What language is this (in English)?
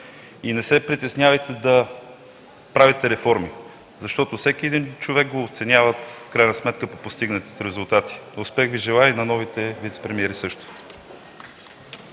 Bulgarian